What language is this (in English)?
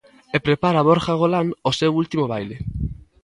Galician